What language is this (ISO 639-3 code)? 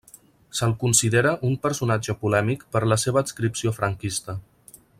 cat